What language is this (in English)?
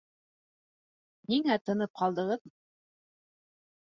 Bashkir